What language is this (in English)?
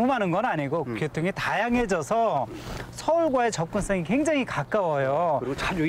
Korean